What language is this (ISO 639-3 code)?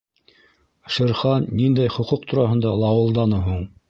bak